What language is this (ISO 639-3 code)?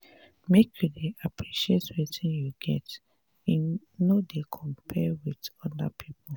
pcm